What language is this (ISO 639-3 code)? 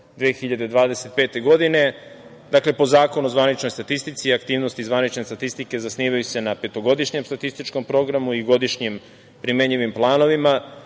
srp